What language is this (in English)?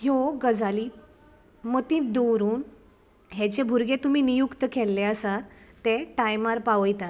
Konkani